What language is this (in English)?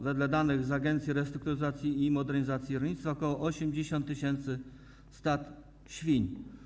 Polish